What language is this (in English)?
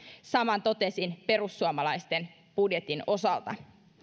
Finnish